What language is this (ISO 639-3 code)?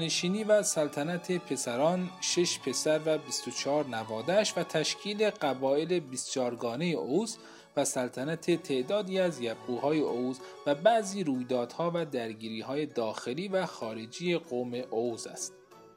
fas